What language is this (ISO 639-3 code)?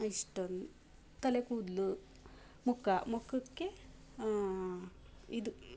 kan